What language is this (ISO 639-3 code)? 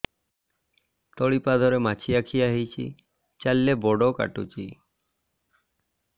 ori